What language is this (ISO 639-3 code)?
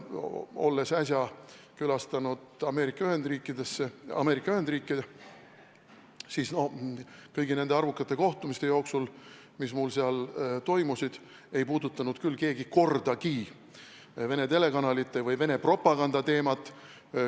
est